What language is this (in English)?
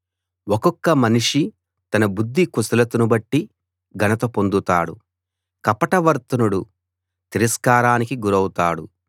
Telugu